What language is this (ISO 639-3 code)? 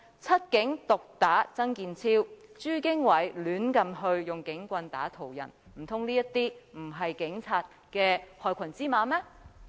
yue